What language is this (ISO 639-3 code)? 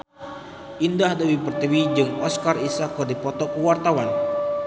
sun